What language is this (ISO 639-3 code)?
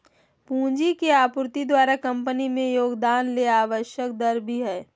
mag